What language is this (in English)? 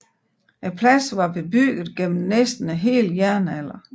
Danish